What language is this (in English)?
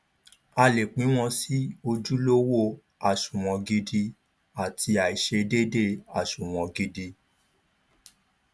Yoruba